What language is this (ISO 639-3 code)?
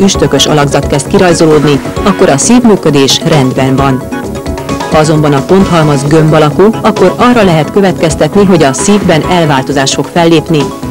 hun